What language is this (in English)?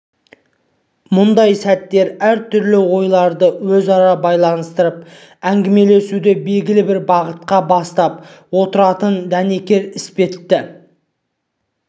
Kazakh